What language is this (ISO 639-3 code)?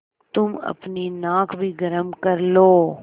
hin